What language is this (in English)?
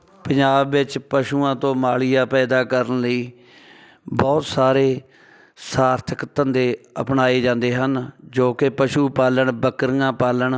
Punjabi